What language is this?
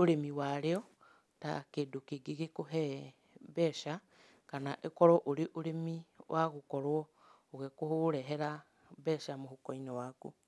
Kikuyu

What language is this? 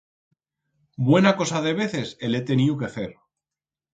Aragonese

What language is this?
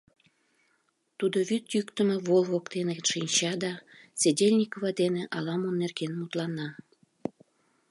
Mari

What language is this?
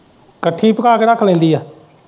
Punjabi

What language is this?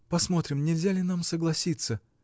Russian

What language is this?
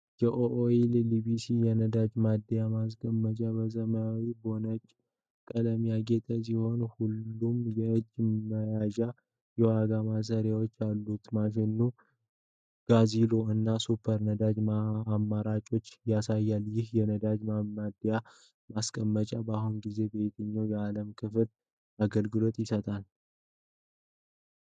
Amharic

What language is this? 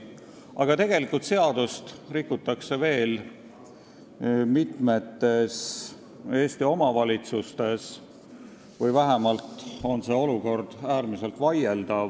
Estonian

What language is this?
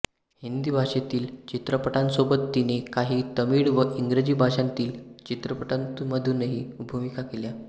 Marathi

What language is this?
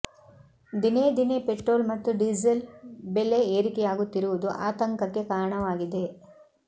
Kannada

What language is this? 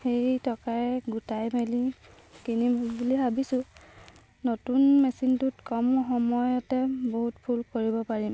Assamese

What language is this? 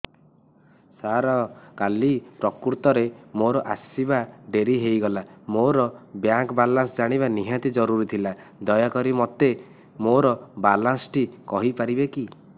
Odia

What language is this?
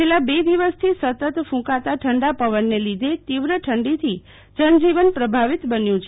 Gujarati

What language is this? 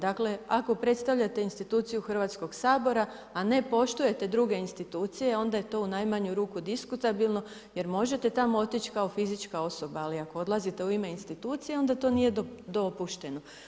Croatian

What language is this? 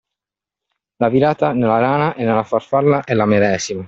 Italian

